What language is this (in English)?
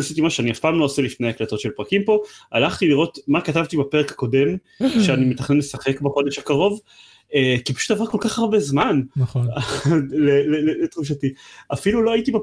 Hebrew